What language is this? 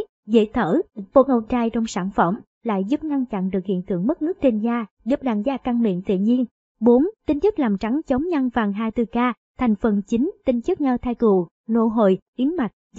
Vietnamese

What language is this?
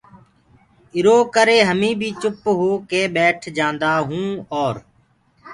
Gurgula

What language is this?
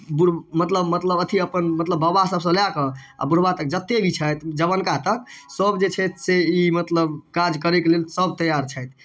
Maithili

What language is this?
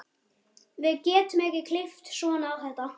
Icelandic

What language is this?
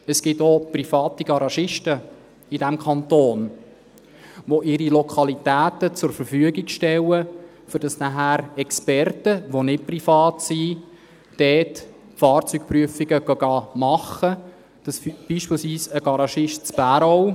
Swiss German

